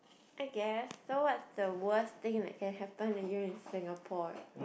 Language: English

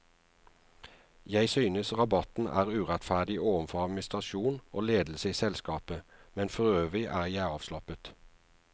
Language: Norwegian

